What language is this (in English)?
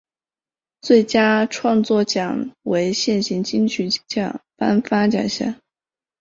Chinese